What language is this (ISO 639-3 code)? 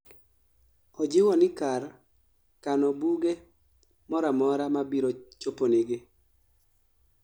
luo